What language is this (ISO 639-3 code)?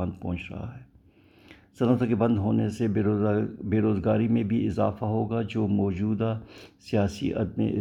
urd